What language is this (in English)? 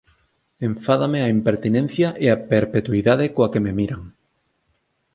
Galician